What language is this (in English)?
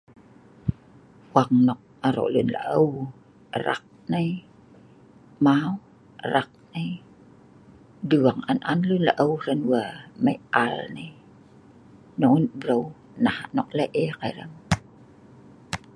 Sa'ban